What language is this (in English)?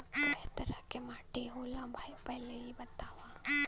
Bhojpuri